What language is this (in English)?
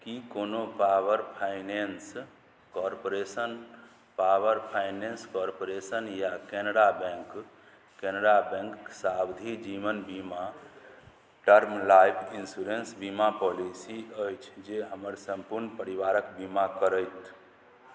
Maithili